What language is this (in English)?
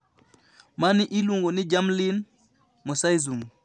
Luo (Kenya and Tanzania)